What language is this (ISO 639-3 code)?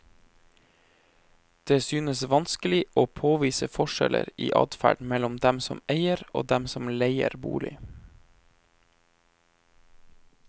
nor